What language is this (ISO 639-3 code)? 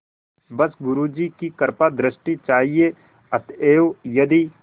hin